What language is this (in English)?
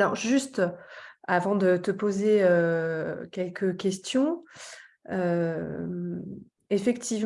French